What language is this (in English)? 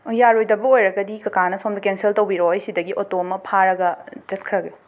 Manipuri